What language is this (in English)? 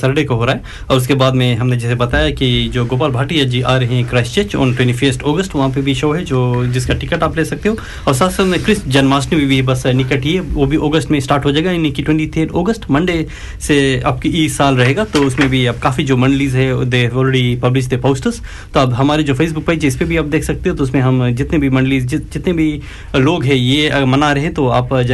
Hindi